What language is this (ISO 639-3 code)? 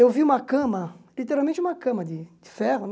por